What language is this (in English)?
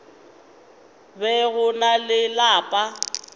Northern Sotho